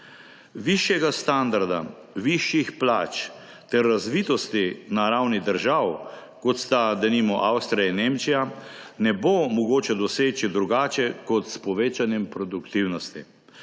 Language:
Slovenian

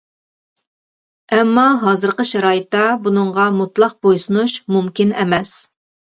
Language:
Uyghur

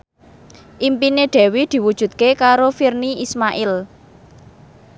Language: Javanese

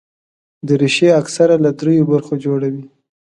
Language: Pashto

